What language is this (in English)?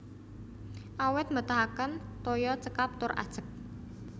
Javanese